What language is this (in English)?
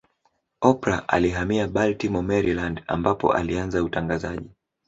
Swahili